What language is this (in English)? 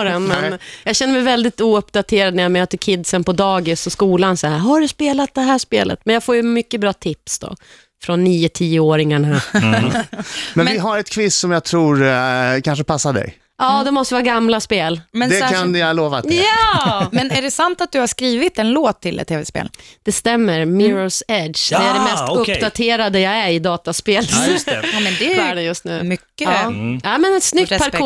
Swedish